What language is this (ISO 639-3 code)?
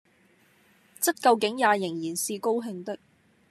yue